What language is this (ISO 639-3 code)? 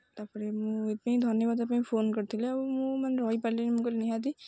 ori